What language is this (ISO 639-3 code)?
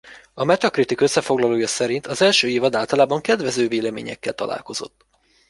hun